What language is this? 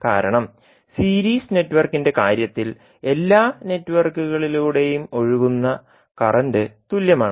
Malayalam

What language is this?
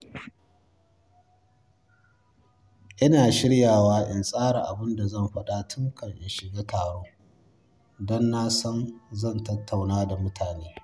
Hausa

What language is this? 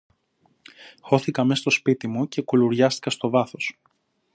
Greek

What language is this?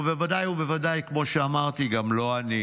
Hebrew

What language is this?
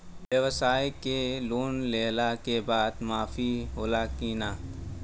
Bhojpuri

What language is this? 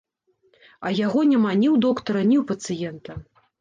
Belarusian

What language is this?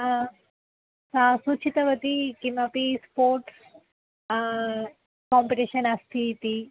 Sanskrit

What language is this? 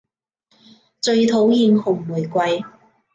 Cantonese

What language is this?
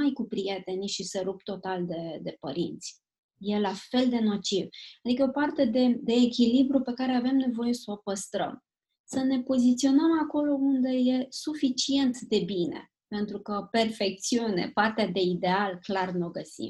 Romanian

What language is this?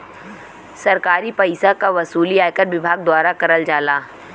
Bhojpuri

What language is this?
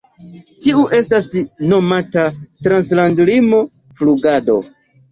Esperanto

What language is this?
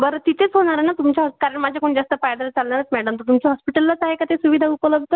Marathi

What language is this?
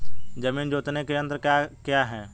Hindi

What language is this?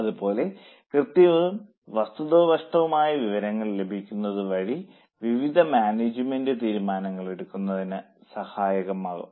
Malayalam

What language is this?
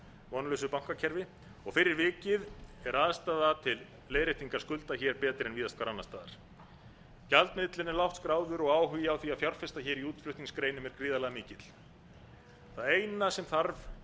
Icelandic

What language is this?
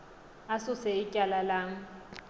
Xhosa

